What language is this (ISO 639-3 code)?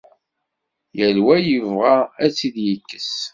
kab